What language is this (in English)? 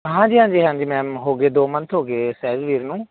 Punjabi